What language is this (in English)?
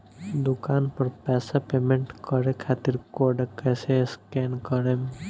Bhojpuri